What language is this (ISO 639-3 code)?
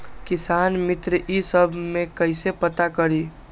mag